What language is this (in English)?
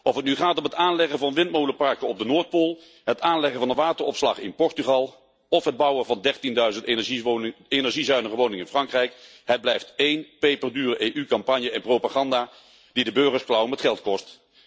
Dutch